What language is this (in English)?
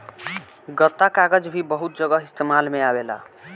Bhojpuri